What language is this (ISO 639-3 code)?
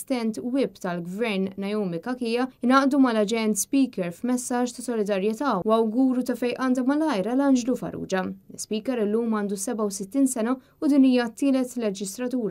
ara